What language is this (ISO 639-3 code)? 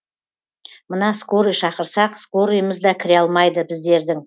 kaz